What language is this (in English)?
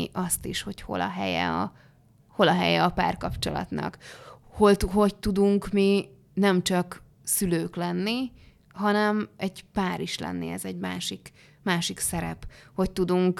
Hungarian